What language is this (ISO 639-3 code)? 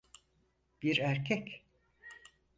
tur